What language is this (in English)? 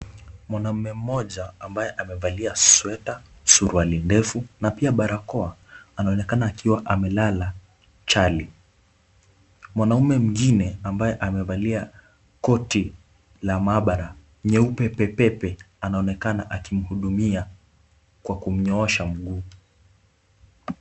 Swahili